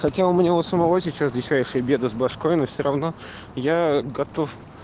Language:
Russian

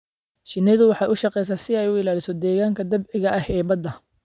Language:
Somali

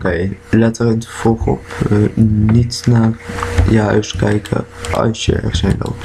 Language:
Dutch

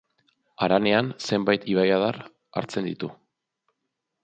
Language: Basque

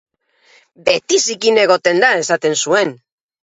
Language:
Basque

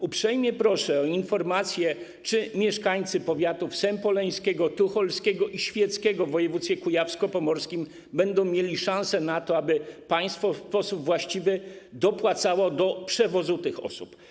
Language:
Polish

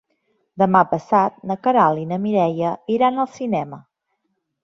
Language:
Catalan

